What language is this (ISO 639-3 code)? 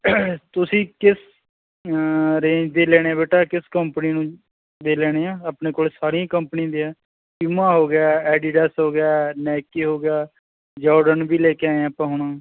pan